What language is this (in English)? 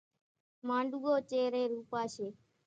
Kachi Koli